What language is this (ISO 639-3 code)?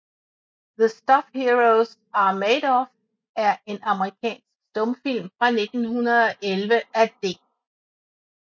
dan